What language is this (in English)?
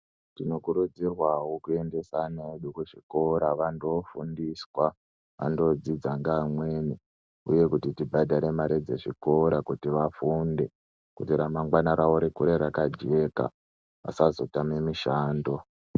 Ndau